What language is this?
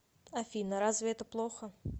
Russian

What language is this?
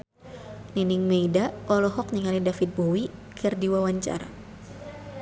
Sundanese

